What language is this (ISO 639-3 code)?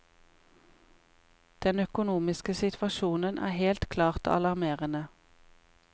nor